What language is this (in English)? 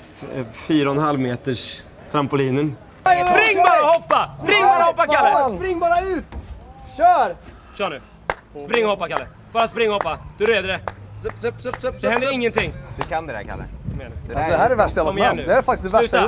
Swedish